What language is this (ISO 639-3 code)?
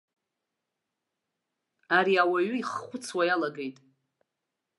abk